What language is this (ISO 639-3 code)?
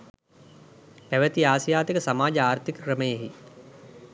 sin